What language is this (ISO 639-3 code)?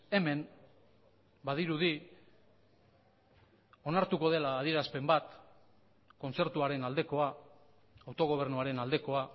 eus